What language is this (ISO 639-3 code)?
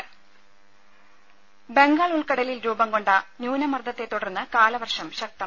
mal